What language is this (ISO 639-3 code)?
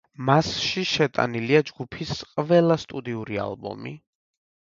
kat